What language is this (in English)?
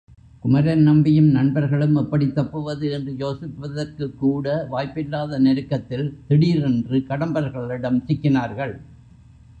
Tamil